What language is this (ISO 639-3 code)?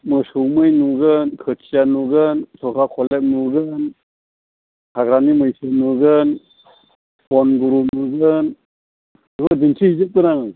brx